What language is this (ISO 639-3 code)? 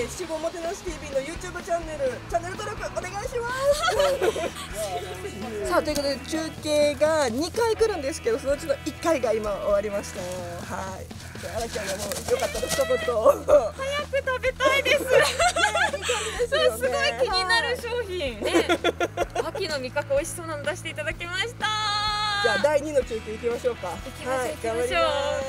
jpn